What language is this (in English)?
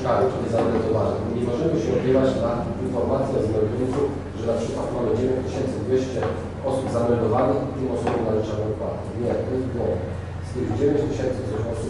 Polish